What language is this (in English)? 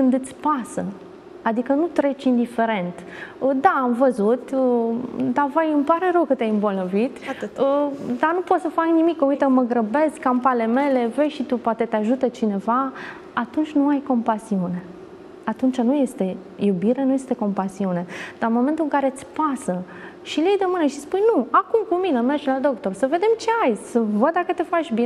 Romanian